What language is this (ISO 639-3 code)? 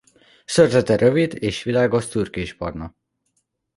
hun